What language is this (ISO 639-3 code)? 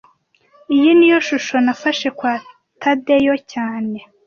kin